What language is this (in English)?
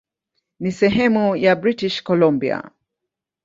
Swahili